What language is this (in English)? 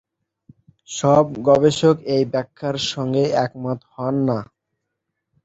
Bangla